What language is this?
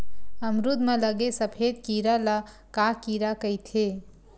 Chhattisgarhi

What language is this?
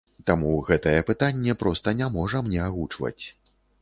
Belarusian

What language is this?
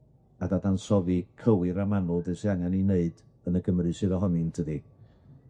Welsh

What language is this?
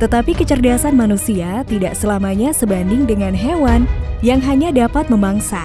Indonesian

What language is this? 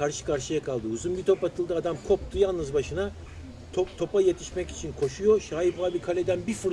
Turkish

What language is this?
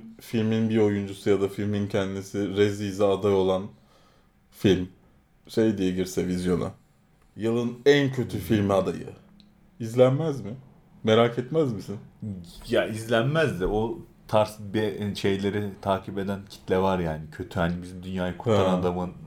Turkish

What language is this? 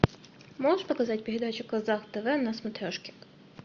Russian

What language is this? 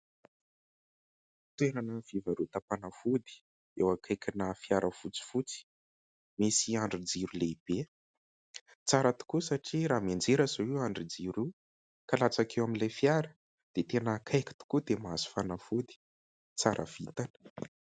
Malagasy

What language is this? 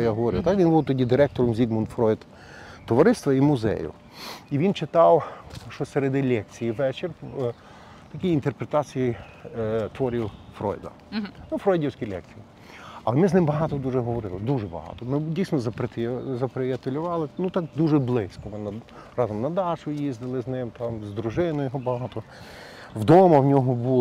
Ukrainian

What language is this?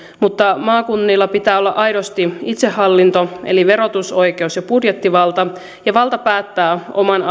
Finnish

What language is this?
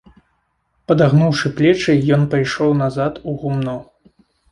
Belarusian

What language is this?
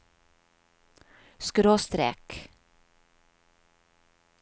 Norwegian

